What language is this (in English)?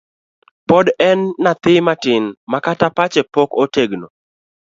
Luo (Kenya and Tanzania)